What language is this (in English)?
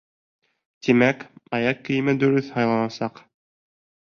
Bashkir